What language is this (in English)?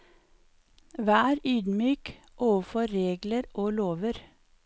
Norwegian